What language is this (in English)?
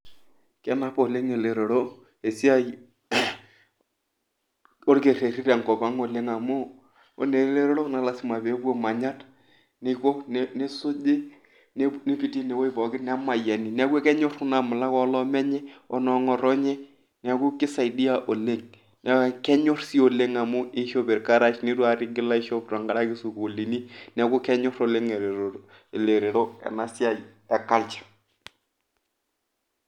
Masai